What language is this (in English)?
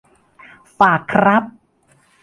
Thai